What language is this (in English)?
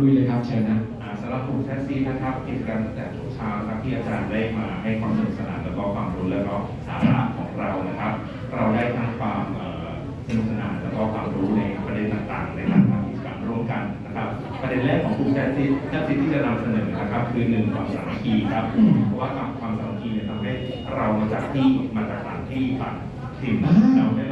Thai